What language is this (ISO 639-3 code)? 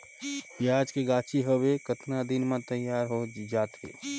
hne